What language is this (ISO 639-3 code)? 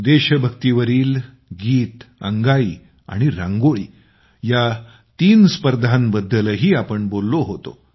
mar